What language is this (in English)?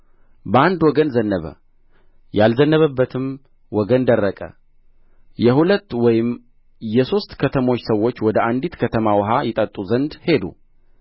Amharic